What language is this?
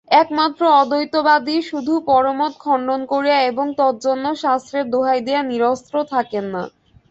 Bangla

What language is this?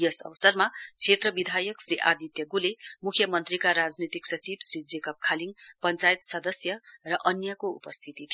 Nepali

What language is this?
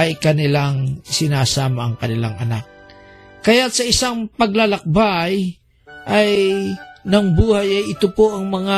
Filipino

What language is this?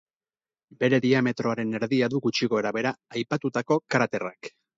Basque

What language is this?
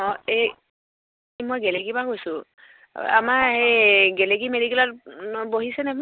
Assamese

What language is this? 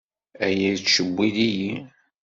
Kabyle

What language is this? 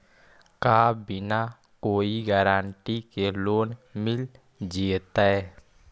Magahi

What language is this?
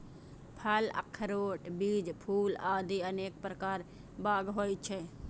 Maithili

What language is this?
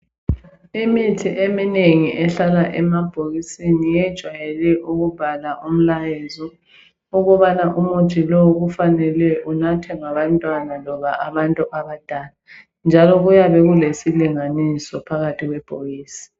North Ndebele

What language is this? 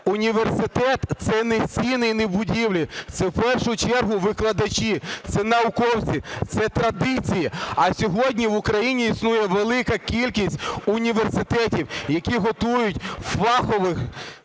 Ukrainian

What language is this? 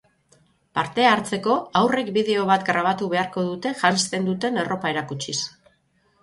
Basque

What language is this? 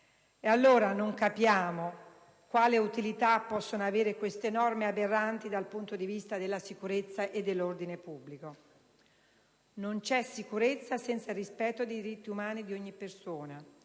Italian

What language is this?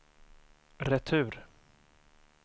Swedish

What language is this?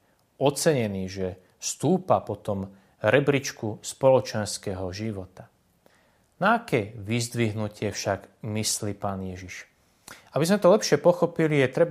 Slovak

